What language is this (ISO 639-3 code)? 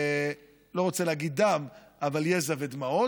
heb